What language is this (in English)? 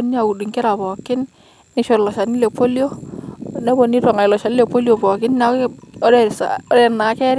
Masai